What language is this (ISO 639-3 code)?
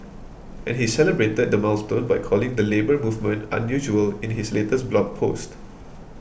eng